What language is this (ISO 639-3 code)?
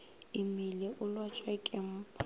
nso